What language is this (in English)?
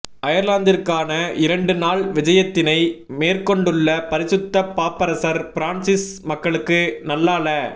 Tamil